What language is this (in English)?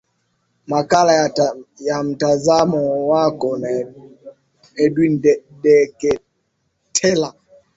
Swahili